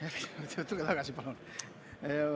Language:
Estonian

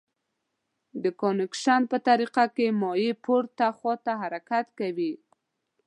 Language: Pashto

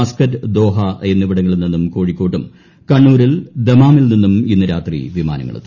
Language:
Malayalam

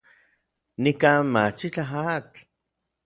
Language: Orizaba Nahuatl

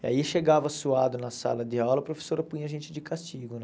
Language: Portuguese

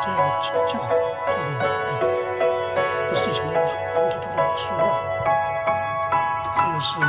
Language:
Chinese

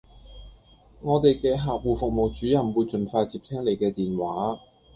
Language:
Cantonese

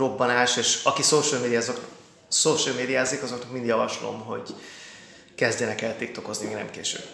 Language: Hungarian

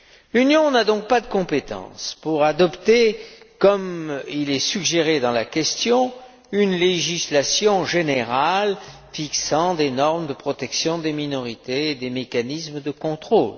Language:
French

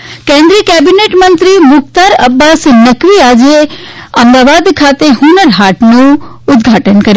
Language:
Gujarati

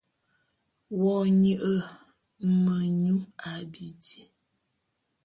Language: Bulu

